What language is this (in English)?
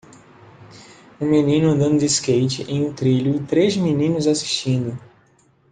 Portuguese